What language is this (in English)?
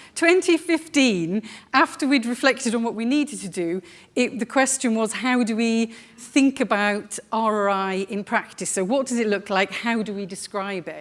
English